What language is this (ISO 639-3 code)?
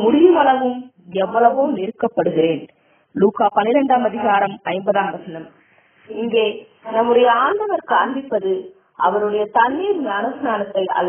ara